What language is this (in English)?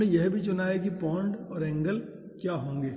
Hindi